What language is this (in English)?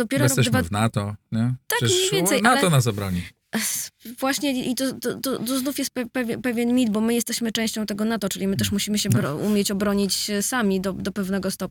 Polish